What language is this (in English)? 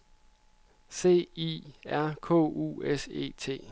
Danish